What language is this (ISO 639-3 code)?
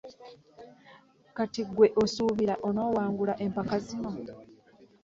lug